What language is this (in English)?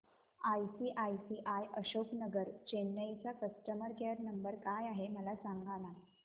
Marathi